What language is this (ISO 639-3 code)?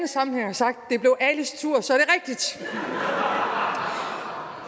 dan